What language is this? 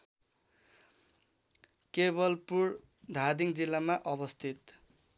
Nepali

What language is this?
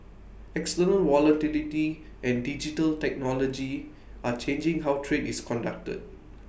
English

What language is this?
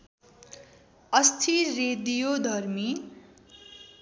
Nepali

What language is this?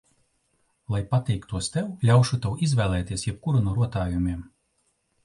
Latvian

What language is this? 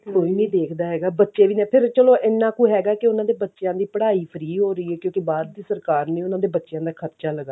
Punjabi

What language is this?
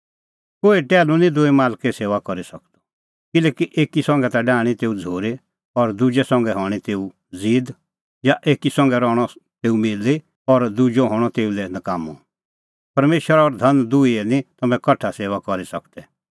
Kullu Pahari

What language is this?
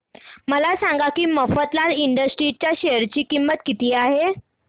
Marathi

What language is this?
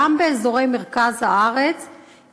Hebrew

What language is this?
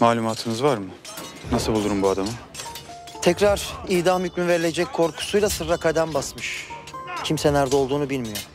Turkish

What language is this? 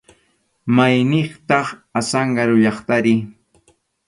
Arequipa-La Unión Quechua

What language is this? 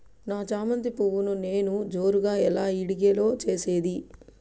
Telugu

